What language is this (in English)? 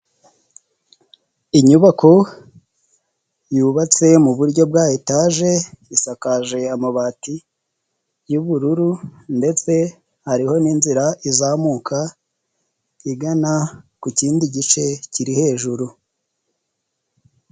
Kinyarwanda